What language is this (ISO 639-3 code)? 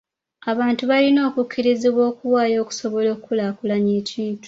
lug